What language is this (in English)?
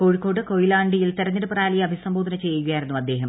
Malayalam